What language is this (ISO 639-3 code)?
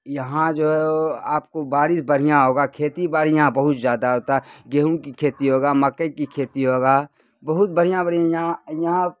urd